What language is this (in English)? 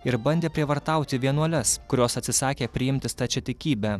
Lithuanian